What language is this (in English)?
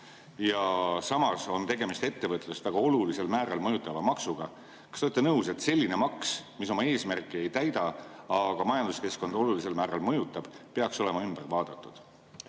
Estonian